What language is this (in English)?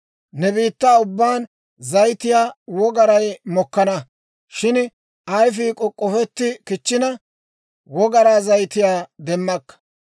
Dawro